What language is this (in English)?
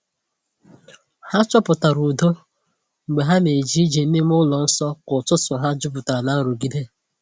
Igbo